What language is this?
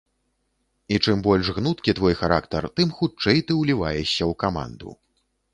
Belarusian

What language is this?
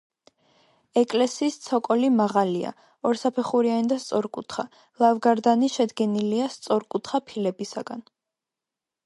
Georgian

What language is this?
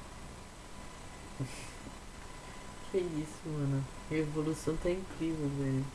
Portuguese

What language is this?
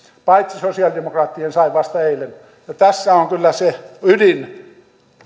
Finnish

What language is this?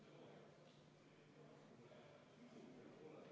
Estonian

